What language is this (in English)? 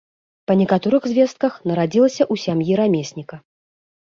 Belarusian